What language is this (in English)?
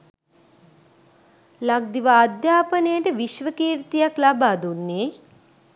Sinhala